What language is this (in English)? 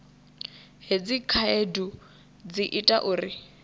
Venda